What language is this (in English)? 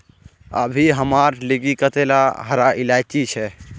Magahi